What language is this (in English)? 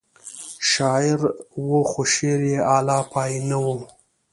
Pashto